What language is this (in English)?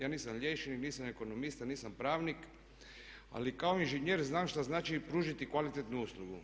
Croatian